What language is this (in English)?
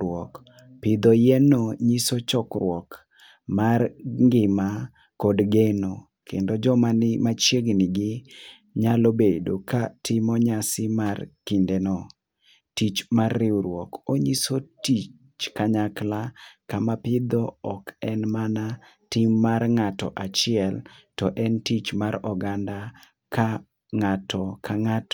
Luo (Kenya and Tanzania)